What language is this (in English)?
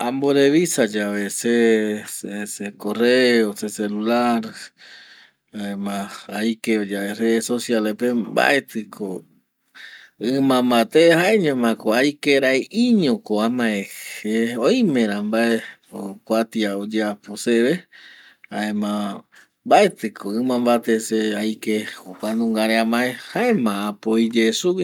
Eastern Bolivian Guaraní